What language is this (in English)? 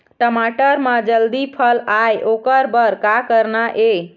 Chhattisgarhi